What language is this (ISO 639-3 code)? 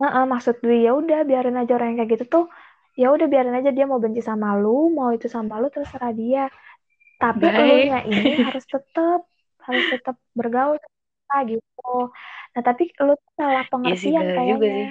ind